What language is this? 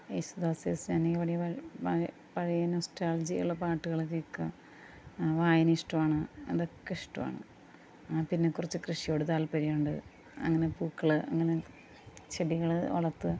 Malayalam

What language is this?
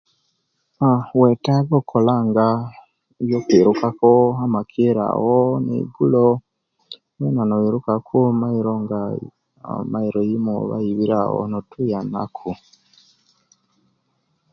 Kenyi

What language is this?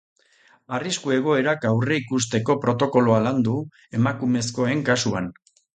Basque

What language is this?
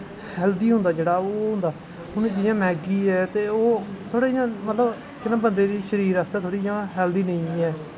Dogri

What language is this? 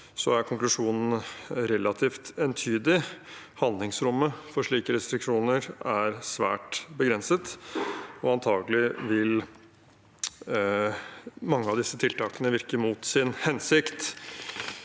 Norwegian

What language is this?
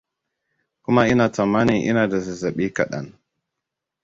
Hausa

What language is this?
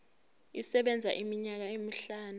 Zulu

